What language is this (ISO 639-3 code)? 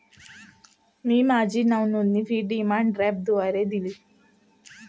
mar